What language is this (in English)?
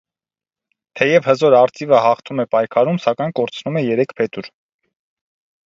Armenian